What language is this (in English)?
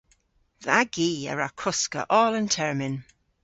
Cornish